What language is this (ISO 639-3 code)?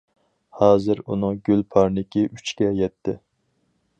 uig